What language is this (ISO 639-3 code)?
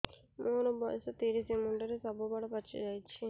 ori